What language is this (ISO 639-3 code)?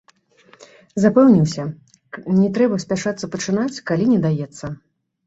bel